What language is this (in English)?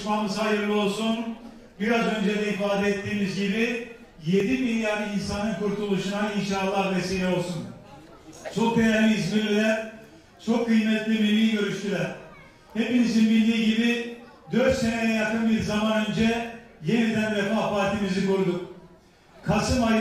Turkish